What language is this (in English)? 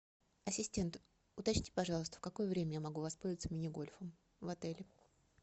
Russian